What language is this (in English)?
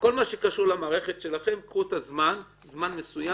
Hebrew